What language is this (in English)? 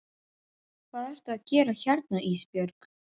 Icelandic